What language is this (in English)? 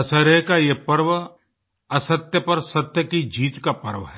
Hindi